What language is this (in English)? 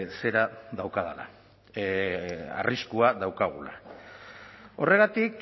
Basque